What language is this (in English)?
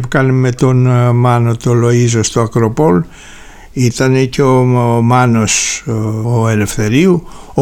Greek